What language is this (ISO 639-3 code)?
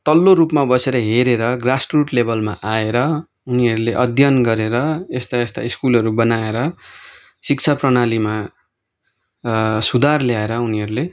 nep